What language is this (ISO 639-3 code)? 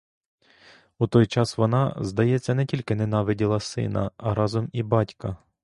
ukr